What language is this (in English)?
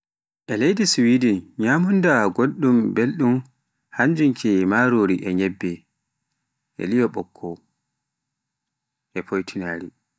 Pular